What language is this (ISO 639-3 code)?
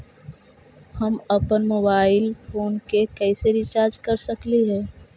mag